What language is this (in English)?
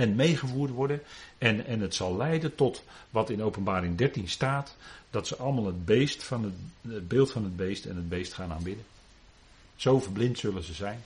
Dutch